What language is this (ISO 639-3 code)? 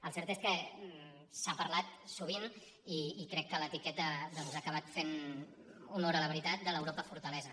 cat